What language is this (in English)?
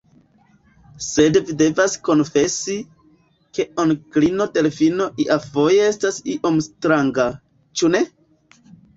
Esperanto